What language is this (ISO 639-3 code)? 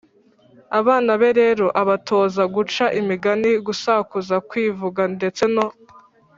kin